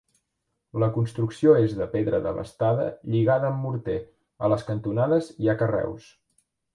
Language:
Catalan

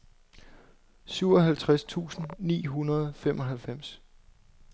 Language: Danish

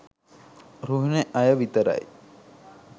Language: Sinhala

